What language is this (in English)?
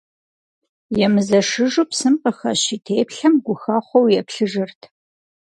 Kabardian